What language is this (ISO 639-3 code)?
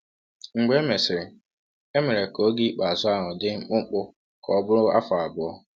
ibo